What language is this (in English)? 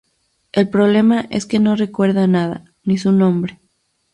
Spanish